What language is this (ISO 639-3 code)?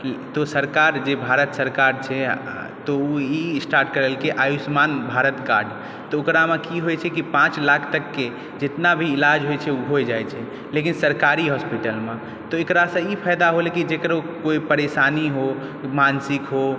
mai